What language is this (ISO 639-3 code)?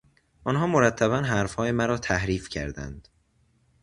fas